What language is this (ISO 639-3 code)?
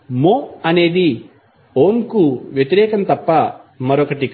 tel